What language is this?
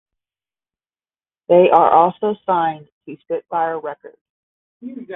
English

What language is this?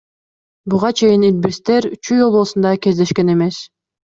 Kyrgyz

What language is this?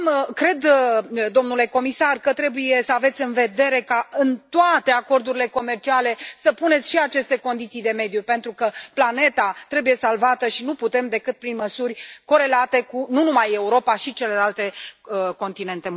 Romanian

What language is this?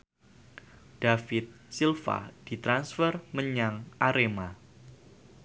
Javanese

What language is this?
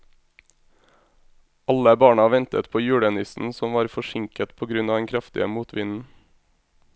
Norwegian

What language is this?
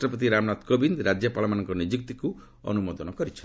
Odia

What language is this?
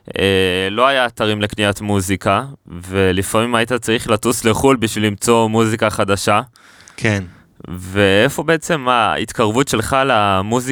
Hebrew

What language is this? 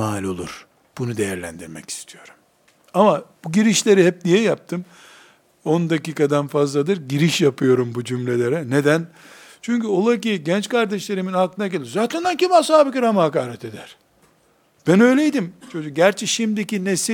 Turkish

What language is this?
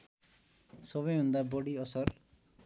Nepali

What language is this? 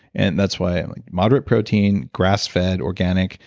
English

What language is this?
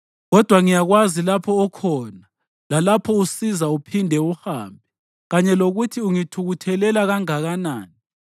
North Ndebele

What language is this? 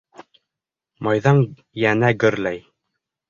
Bashkir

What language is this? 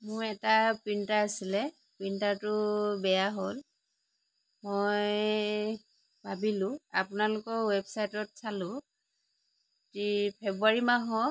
Assamese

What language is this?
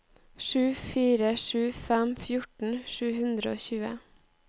Norwegian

